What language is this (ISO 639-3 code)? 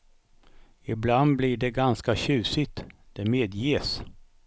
swe